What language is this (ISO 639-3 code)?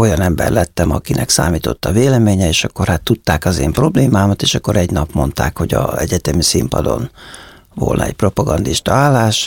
hun